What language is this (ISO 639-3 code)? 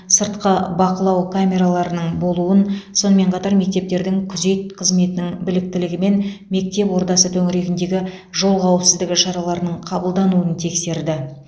kaz